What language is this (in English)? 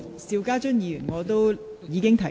Cantonese